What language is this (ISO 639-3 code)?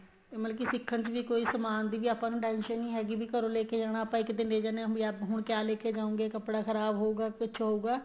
pan